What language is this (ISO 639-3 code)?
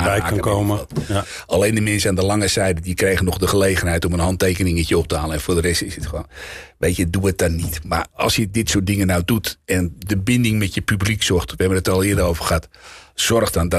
nld